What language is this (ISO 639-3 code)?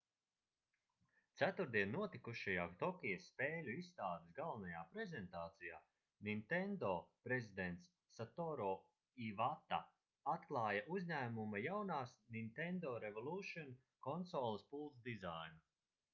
lav